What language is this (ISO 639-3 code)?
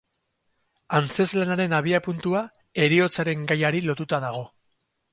eus